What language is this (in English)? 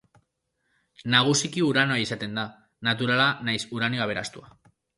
Basque